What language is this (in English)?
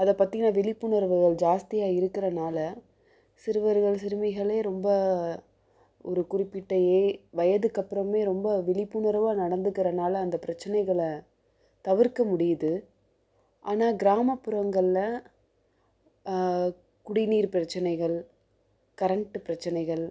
Tamil